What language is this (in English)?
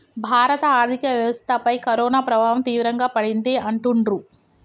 Telugu